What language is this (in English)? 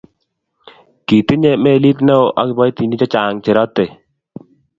Kalenjin